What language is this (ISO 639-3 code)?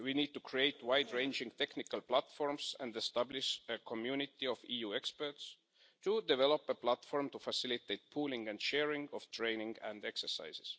eng